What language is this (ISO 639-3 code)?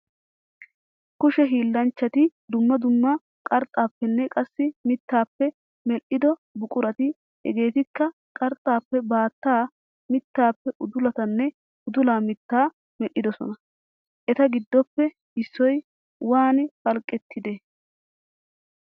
wal